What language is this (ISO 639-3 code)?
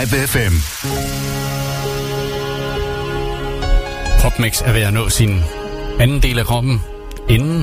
dan